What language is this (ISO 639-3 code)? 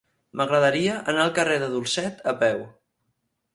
cat